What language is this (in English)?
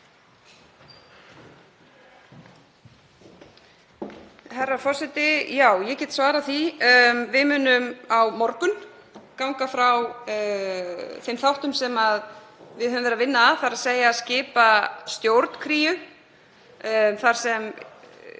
Icelandic